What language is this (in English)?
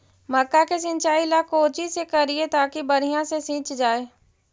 Magahi